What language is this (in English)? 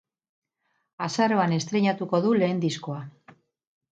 Basque